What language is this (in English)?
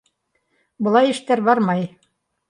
Bashkir